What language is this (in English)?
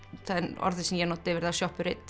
Icelandic